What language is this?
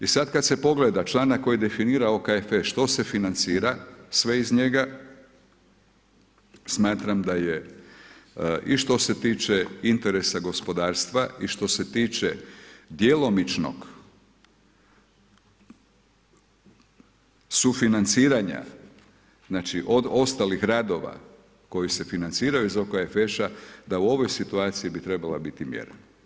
Croatian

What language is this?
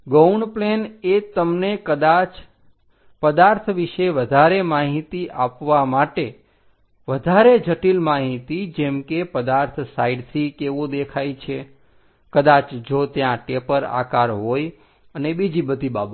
Gujarati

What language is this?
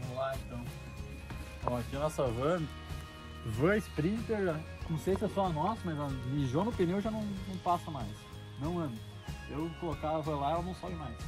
Portuguese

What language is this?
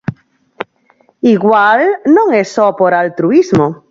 Galician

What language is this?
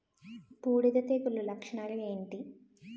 Telugu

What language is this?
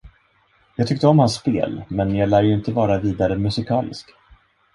Swedish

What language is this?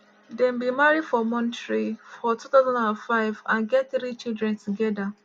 Nigerian Pidgin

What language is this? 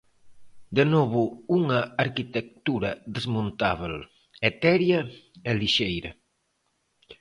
Galician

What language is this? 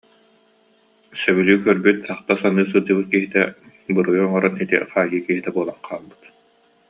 Yakut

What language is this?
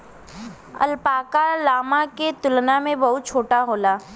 Bhojpuri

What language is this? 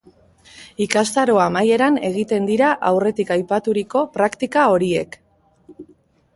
Basque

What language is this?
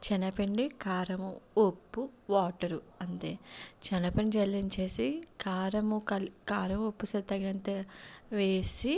Telugu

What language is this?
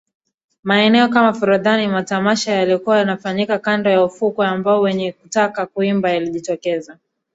Swahili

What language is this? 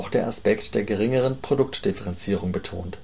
German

